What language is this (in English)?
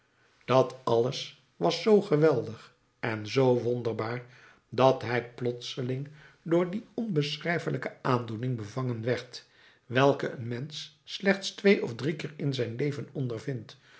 Dutch